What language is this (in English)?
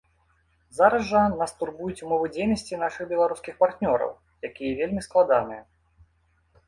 Belarusian